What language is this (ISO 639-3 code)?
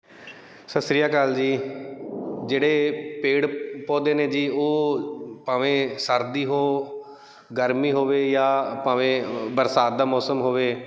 pan